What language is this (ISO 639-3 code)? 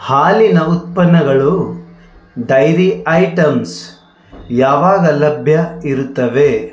kan